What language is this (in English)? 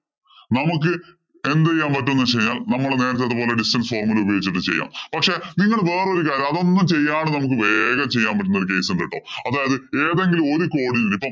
Malayalam